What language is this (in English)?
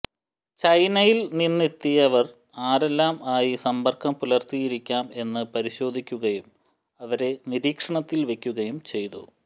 Malayalam